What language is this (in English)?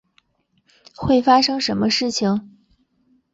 Chinese